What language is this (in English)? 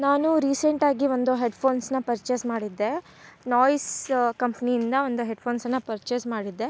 Kannada